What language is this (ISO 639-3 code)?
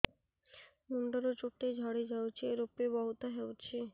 ori